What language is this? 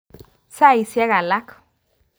Kalenjin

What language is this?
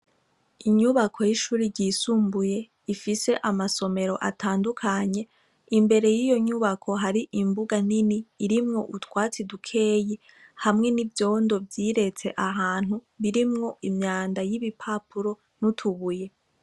Rundi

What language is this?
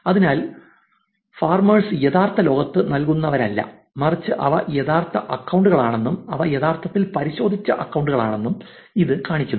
Malayalam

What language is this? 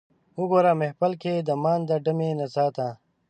Pashto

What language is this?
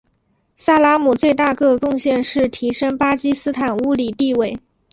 Chinese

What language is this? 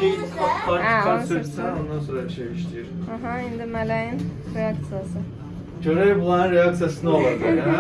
Turkish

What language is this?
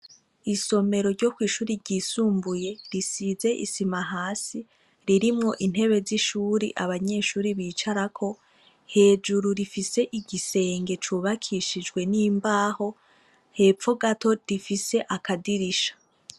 Rundi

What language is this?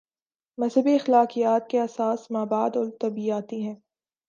Urdu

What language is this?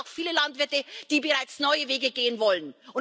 German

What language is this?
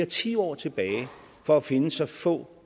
Danish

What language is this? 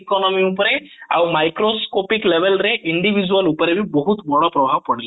Odia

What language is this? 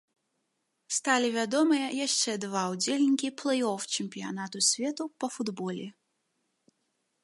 Belarusian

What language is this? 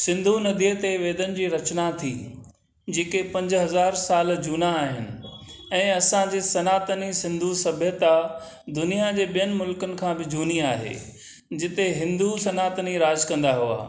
Sindhi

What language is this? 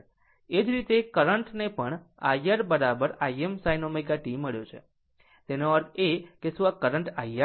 Gujarati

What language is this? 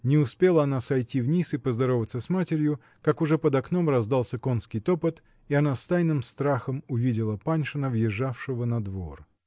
Russian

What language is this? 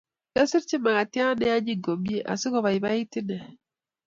Kalenjin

